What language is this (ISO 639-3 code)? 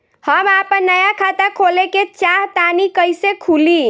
bho